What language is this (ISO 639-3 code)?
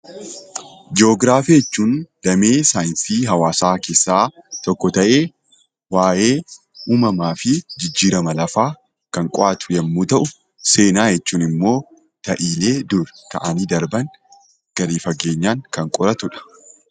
orm